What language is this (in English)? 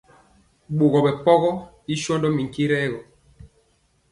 Mpiemo